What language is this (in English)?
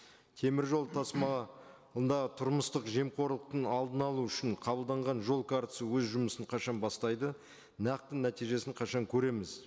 Kazakh